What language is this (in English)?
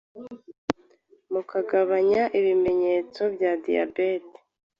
Kinyarwanda